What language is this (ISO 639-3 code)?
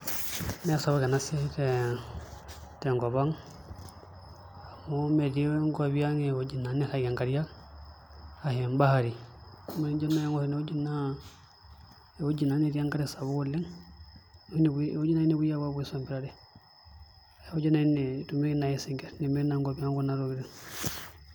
mas